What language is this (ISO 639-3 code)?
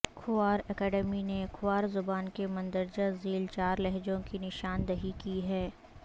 urd